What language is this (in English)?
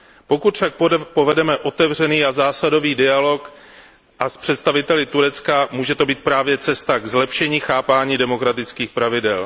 Czech